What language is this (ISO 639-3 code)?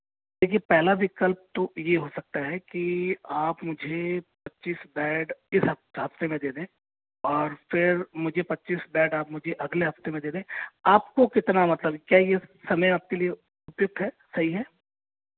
hin